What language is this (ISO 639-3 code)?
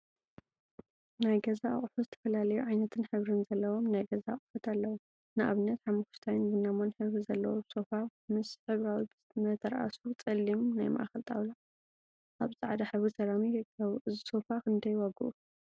tir